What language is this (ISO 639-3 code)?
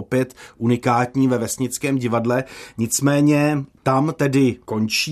ces